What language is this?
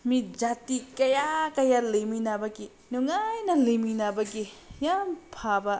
Manipuri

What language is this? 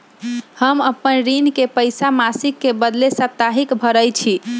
Magahi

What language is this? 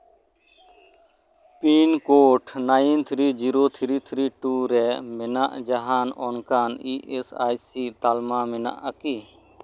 Santali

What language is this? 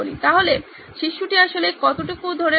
Bangla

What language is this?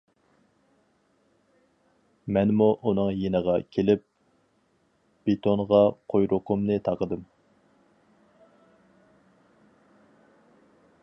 Uyghur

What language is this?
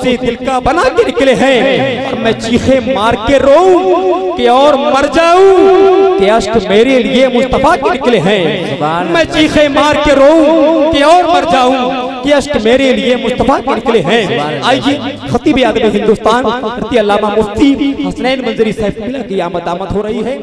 Hindi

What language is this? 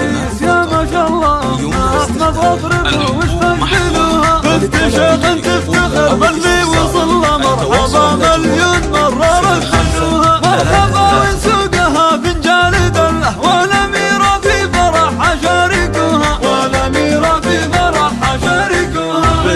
Arabic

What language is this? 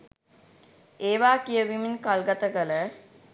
Sinhala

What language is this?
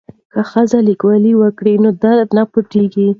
Pashto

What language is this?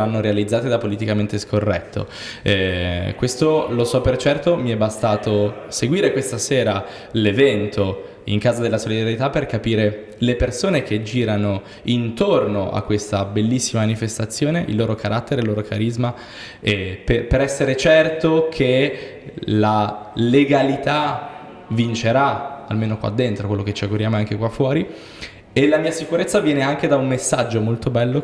Italian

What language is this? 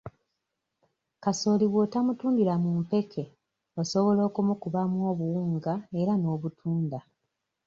Ganda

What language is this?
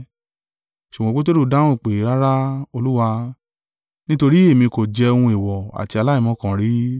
Yoruba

